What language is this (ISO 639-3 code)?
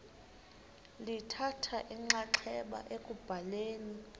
xho